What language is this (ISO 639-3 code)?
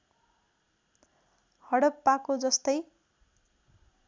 nep